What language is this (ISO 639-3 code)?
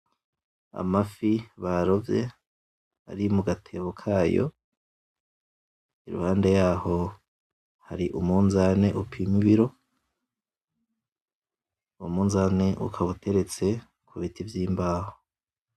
run